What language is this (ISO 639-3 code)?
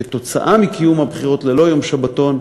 heb